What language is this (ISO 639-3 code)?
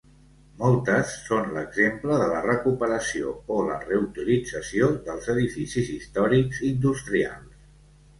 cat